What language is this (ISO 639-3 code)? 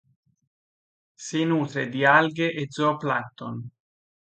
ita